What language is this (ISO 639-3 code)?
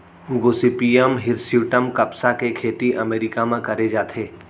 hne